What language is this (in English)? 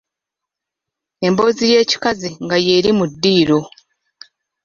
Ganda